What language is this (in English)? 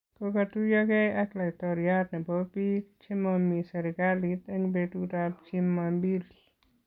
Kalenjin